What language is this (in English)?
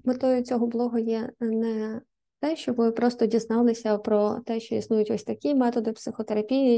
Ukrainian